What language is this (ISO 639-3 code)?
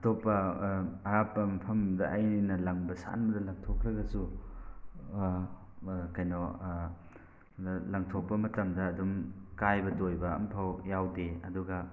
mni